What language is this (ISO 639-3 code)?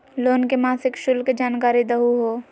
mag